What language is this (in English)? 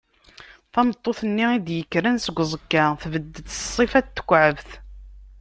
Kabyle